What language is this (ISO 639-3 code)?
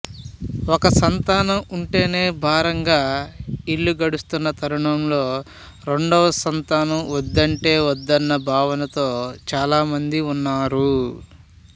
tel